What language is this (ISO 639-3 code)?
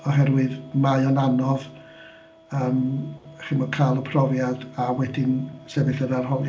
cym